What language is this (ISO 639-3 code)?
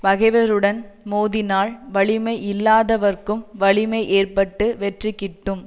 tam